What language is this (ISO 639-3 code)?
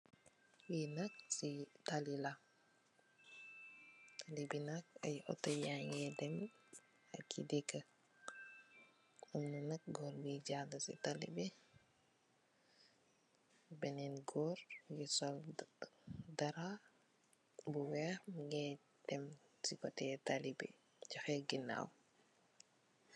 wol